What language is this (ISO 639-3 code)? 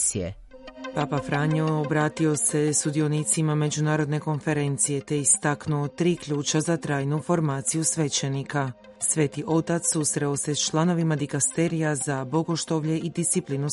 hrv